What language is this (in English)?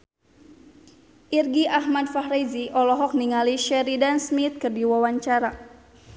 Sundanese